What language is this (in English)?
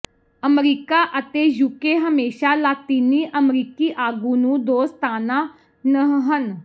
Punjabi